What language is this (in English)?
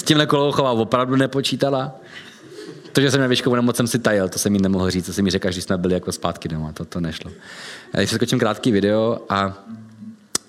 Czech